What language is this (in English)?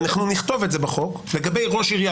Hebrew